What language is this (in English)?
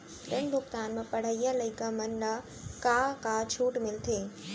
Chhattisgarhi